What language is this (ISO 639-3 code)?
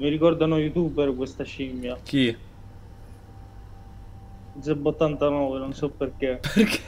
ita